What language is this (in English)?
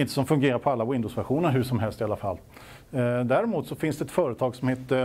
Swedish